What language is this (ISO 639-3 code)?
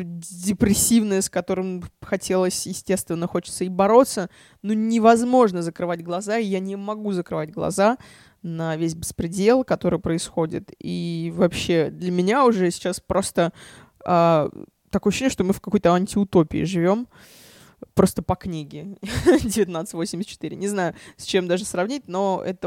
rus